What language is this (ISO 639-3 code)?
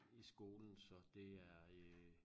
dan